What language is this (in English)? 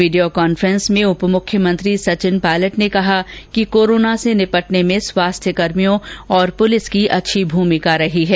Hindi